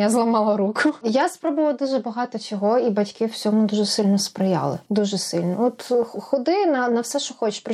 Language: Ukrainian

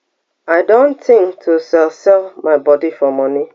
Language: Nigerian Pidgin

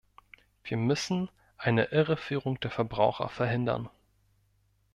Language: German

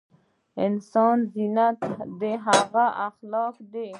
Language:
Pashto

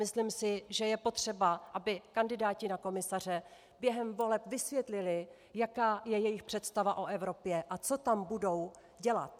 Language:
Czech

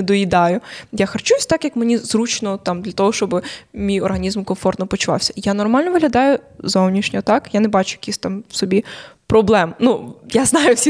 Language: Ukrainian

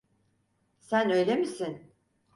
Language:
Turkish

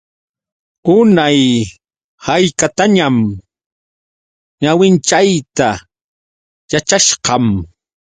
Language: Yauyos Quechua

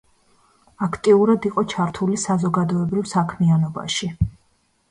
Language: Georgian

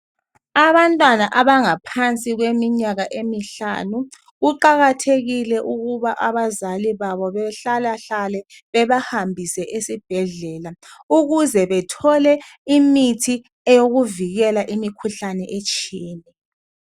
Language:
North Ndebele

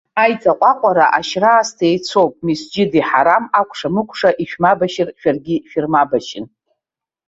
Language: Abkhazian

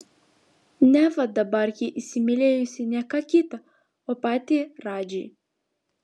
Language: Lithuanian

